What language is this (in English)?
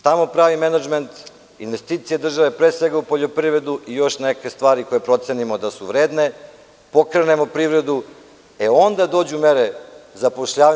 Serbian